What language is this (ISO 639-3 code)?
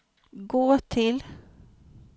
swe